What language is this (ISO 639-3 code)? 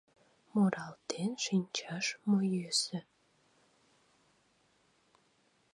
chm